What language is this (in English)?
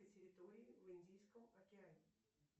Russian